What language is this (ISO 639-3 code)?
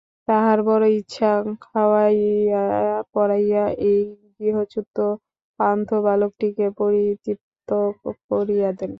ben